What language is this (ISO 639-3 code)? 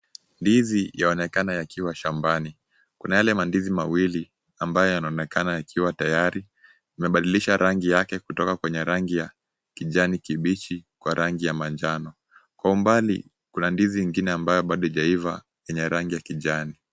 swa